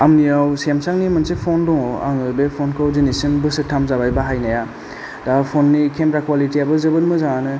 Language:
Bodo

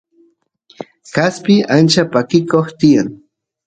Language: Santiago del Estero Quichua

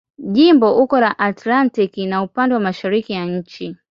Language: Swahili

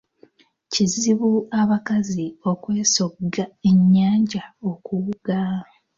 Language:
Ganda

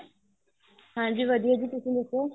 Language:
Punjabi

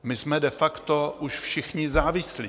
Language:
Czech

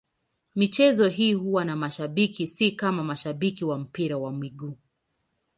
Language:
Swahili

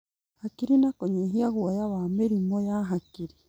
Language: Kikuyu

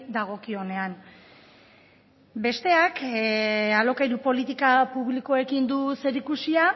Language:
Basque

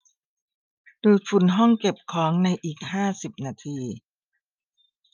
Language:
Thai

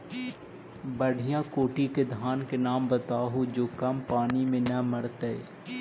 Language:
Magahi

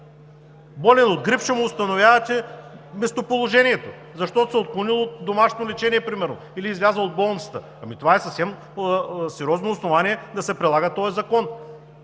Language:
Bulgarian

